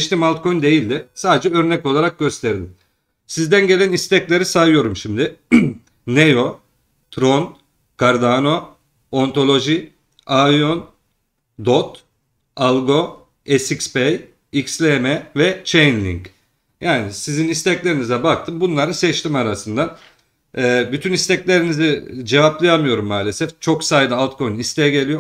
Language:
Turkish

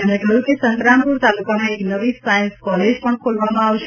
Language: Gujarati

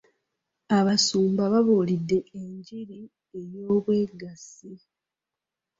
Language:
Ganda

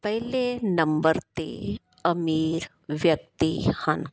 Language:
Punjabi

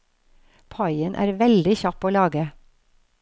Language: Norwegian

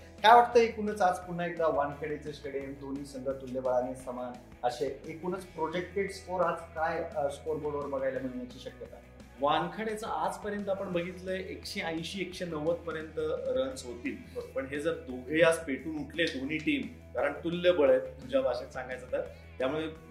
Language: Marathi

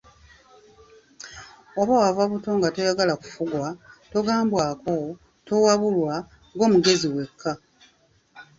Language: Ganda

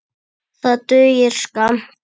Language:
Icelandic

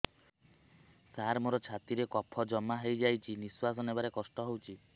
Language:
Odia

